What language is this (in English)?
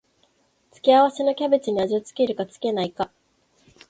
Japanese